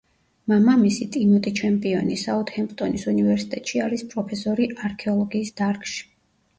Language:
Georgian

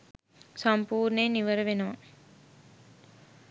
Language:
Sinhala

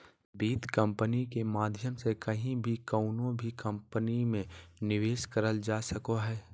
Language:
Magahi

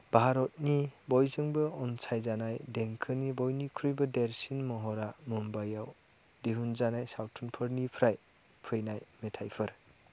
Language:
Bodo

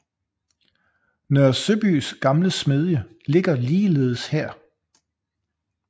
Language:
Danish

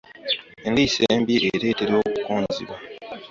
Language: Ganda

